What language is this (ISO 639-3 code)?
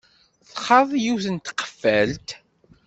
kab